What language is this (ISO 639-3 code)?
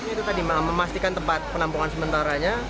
ind